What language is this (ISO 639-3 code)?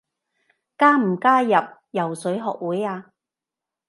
yue